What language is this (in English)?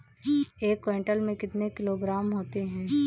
Hindi